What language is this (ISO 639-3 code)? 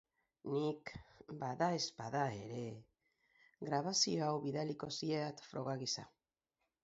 eus